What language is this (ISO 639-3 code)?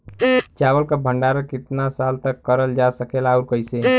bho